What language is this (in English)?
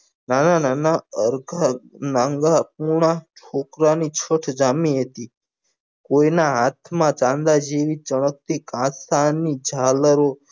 Gujarati